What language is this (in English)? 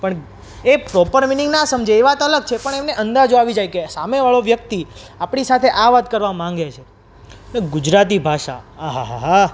Gujarati